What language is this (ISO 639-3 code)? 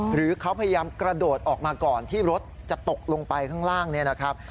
tha